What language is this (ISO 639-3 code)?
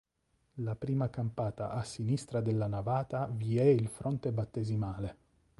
ita